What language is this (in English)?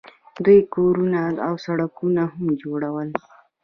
Pashto